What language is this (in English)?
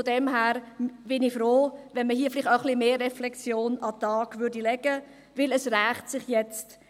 Swiss German